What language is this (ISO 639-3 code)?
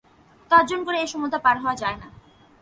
ben